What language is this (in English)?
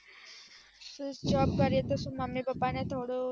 Gujarati